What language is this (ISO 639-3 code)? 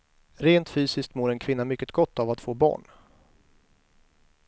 swe